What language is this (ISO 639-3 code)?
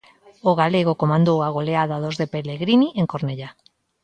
glg